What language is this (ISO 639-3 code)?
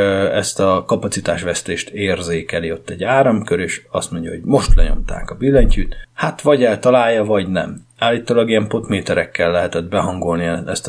hun